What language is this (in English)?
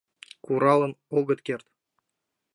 Mari